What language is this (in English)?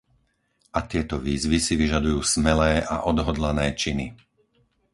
Slovak